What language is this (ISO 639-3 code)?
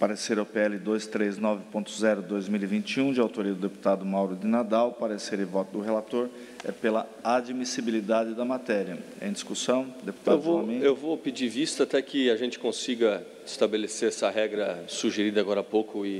por